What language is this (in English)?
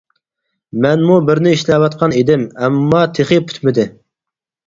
Uyghur